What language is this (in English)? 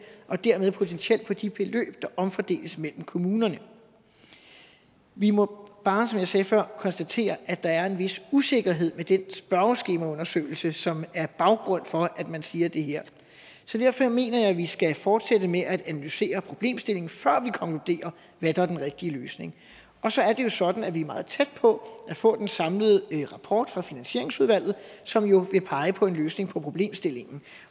Danish